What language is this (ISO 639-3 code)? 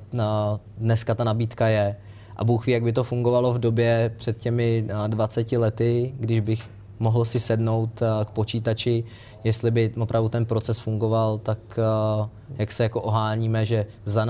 ces